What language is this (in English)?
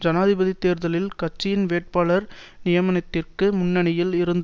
Tamil